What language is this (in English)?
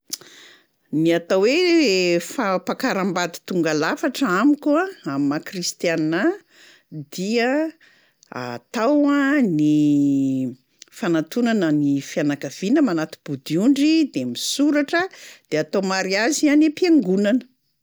Malagasy